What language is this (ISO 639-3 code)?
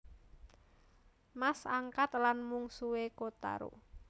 jav